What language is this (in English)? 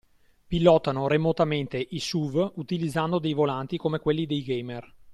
Italian